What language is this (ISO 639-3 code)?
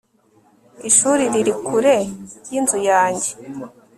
kin